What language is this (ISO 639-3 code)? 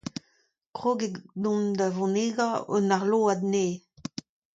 bre